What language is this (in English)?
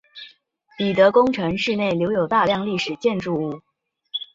Chinese